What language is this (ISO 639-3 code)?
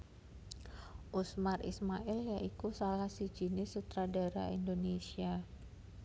jav